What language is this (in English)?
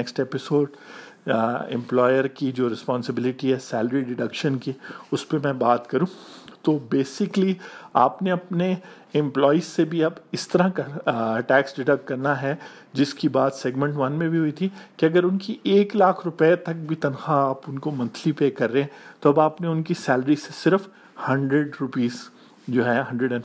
Urdu